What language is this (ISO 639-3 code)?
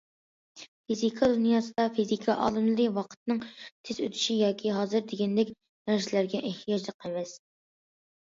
uig